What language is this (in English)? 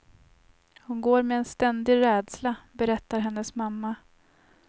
Swedish